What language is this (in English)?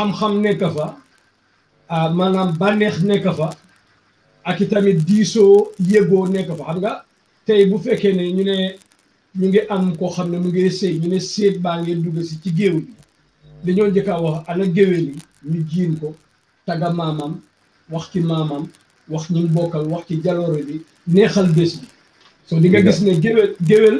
French